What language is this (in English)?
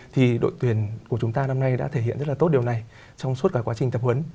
Vietnamese